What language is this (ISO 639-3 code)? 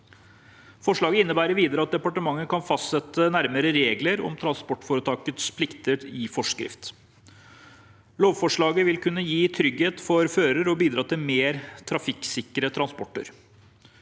nor